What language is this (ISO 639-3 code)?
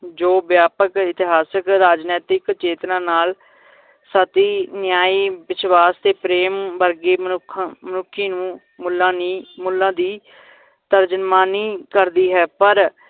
pan